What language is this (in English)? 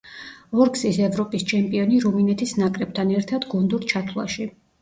Georgian